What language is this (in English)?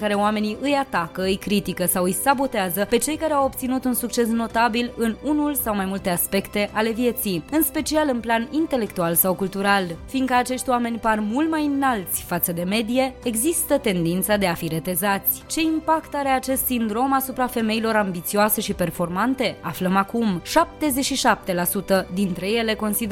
Romanian